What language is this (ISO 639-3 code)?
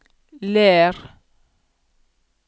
nor